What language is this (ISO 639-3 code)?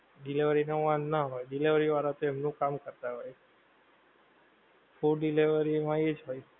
guj